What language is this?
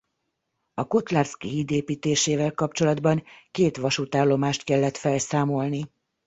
Hungarian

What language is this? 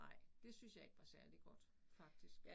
Danish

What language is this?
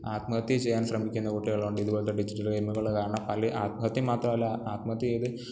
Malayalam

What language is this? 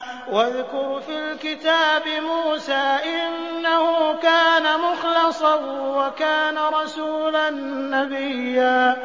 Arabic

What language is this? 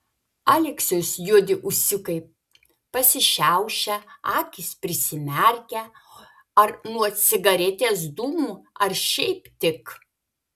Lithuanian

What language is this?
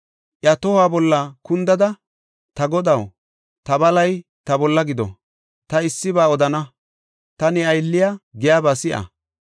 Gofa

